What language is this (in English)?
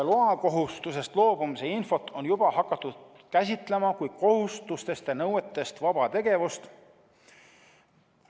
Estonian